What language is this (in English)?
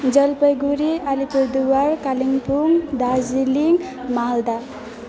Nepali